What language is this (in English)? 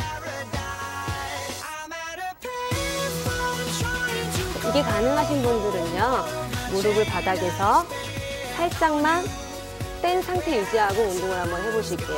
Korean